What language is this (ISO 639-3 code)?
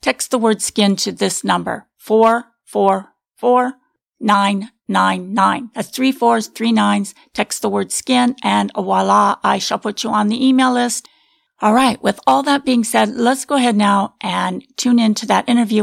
eng